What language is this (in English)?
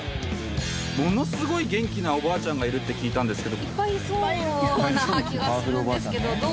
Japanese